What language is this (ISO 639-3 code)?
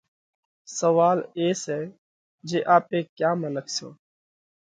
kvx